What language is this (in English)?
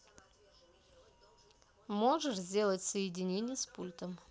Russian